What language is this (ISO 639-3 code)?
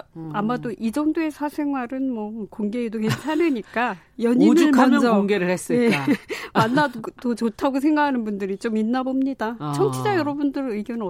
kor